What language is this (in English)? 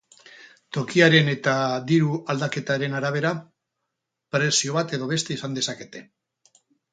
Basque